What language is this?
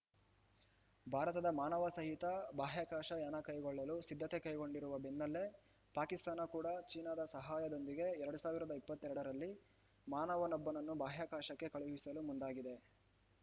Kannada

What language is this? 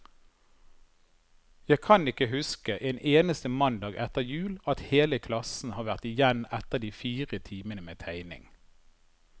Norwegian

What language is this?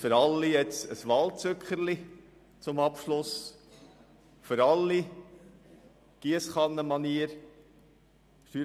Swiss German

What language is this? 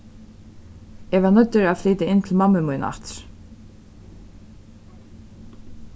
Faroese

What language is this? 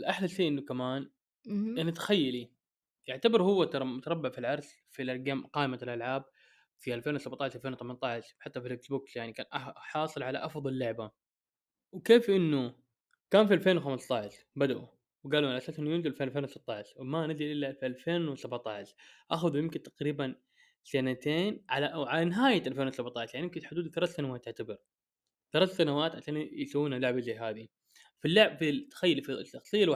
Arabic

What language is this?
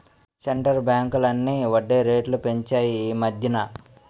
Telugu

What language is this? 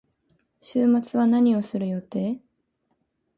Japanese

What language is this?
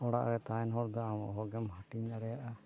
Santali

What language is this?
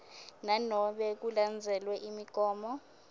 Swati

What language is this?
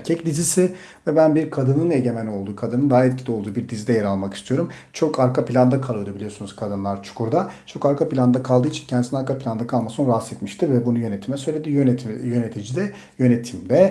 Turkish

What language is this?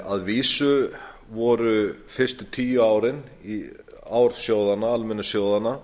Icelandic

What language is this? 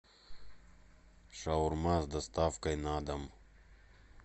Russian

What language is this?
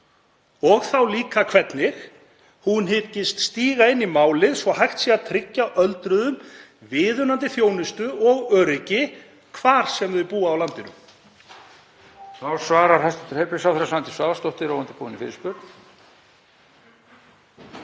Icelandic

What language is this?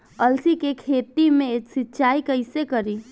Bhojpuri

